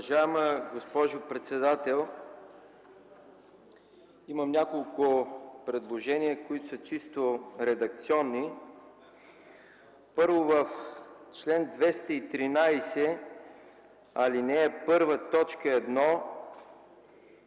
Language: Bulgarian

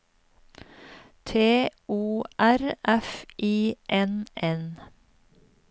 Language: Norwegian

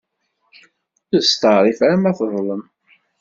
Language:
Kabyle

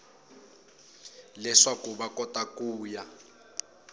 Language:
Tsonga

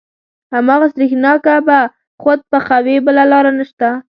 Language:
Pashto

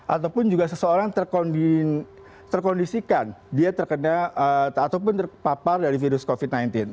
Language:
Indonesian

